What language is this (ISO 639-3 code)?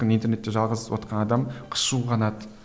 kaz